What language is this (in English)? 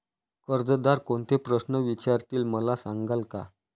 Marathi